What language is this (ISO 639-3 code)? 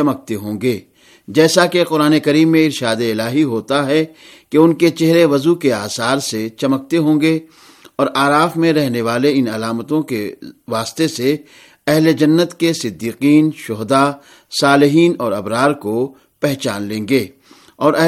urd